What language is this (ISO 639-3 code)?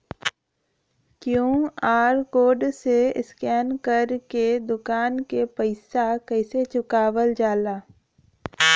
bho